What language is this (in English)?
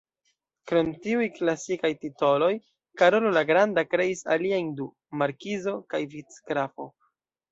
Esperanto